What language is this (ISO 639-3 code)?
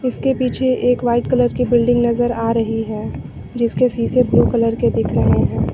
hin